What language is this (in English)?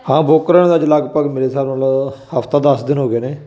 Punjabi